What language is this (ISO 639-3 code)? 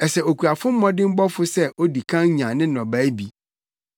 aka